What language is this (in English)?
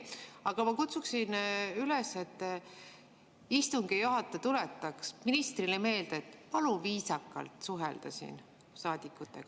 Estonian